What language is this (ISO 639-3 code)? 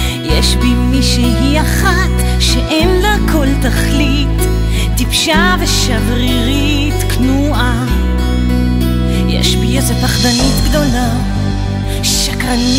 heb